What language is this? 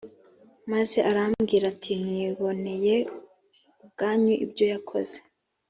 Kinyarwanda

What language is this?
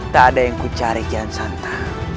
Indonesian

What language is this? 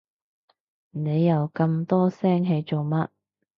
Cantonese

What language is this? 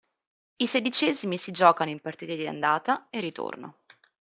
Italian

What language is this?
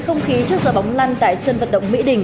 Vietnamese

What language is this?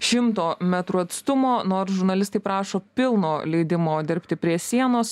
Lithuanian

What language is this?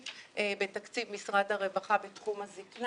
Hebrew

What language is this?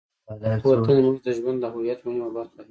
Pashto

